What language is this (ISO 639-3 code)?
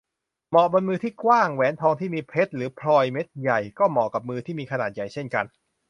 tha